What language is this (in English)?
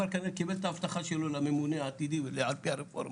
Hebrew